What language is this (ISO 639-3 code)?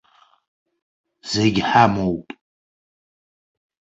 abk